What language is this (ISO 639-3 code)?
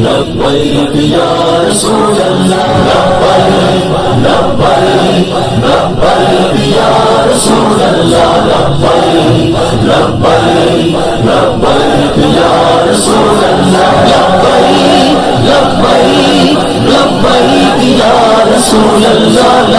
ara